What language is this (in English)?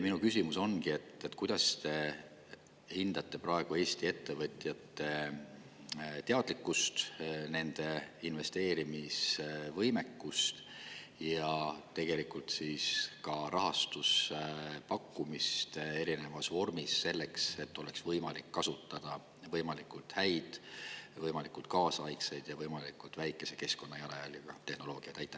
Estonian